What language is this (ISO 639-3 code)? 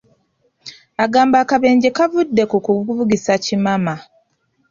lug